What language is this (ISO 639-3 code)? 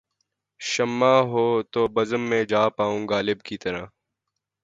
urd